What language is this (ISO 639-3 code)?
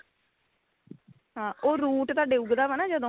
pan